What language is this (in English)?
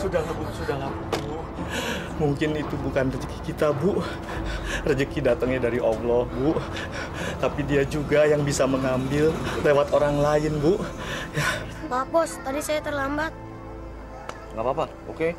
Indonesian